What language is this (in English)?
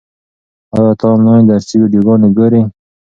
Pashto